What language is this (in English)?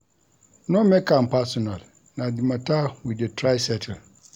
Nigerian Pidgin